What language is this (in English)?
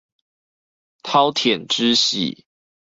Chinese